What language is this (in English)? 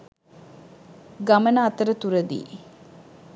Sinhala